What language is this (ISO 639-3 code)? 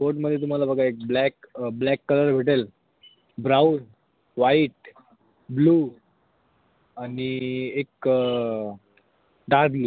mar